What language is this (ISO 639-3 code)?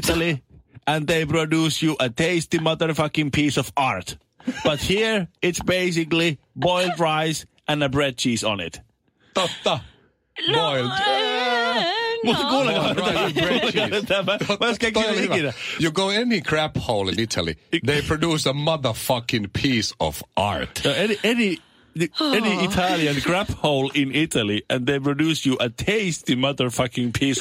fin